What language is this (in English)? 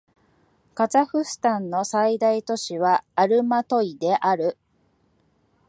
Japanese